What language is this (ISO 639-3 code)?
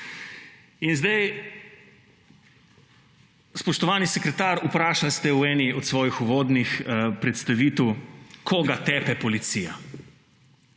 slv